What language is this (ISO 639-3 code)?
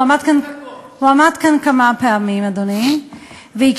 heb